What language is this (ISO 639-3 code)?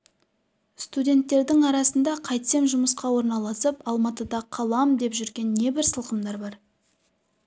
kaz